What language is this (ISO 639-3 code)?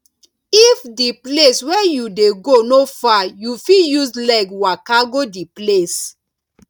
pcm